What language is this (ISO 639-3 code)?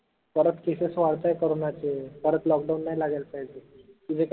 mar